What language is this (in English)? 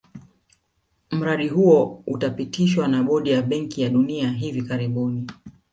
Swahili